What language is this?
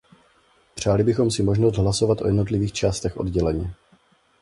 Czech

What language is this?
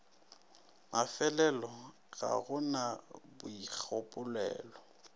Northern Sotho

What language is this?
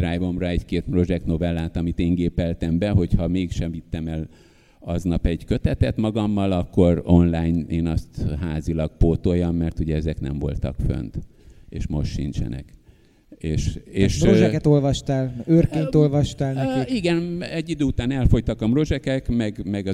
Hungarian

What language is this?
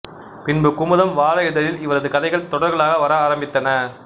Tamil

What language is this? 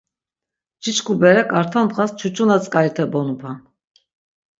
Laz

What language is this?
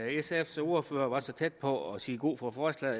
Danish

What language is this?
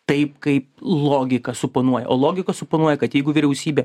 Lithuanian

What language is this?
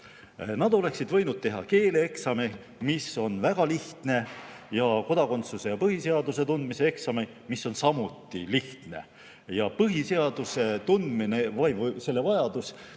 Estonian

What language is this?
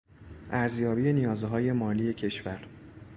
Persian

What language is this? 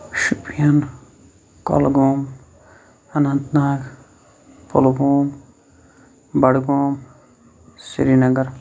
Kashmiri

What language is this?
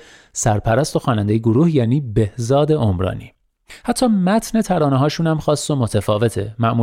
Persian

